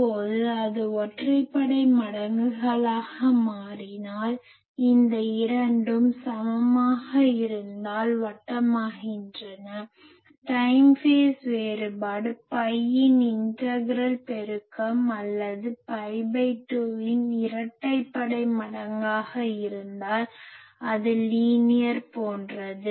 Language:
Tamil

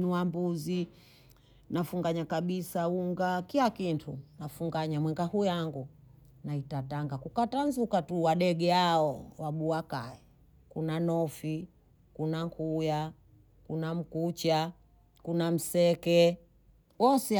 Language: Bondei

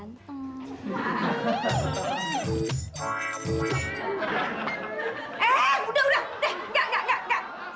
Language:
Indonesian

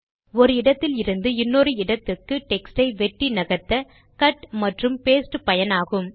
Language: Tamil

